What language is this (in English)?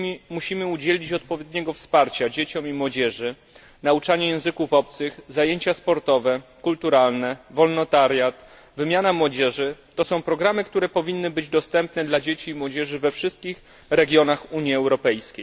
Polish